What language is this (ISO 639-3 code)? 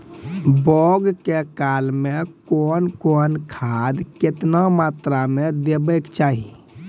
mai